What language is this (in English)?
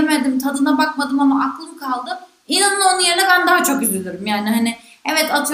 Turkish